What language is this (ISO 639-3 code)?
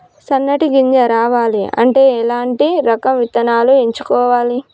tel